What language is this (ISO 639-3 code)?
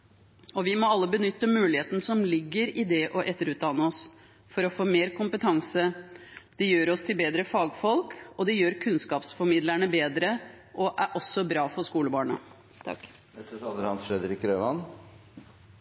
nob